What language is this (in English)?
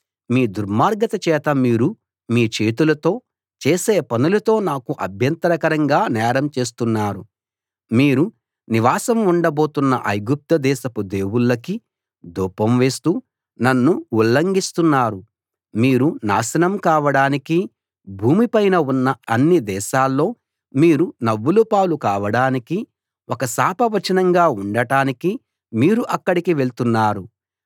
Telugu